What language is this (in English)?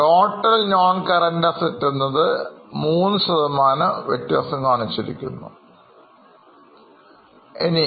Malayalam